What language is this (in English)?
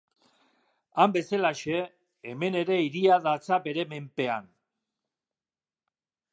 Basque